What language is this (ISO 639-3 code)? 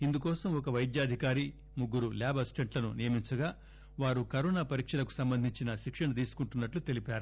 tel